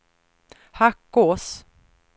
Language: Swedish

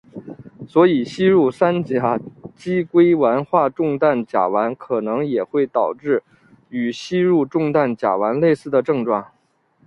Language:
Chinese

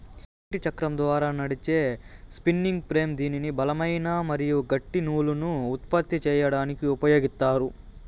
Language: Telugu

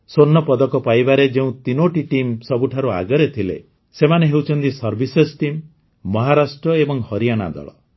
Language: Odia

